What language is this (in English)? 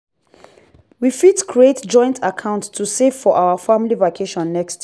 Nigerian Pidgin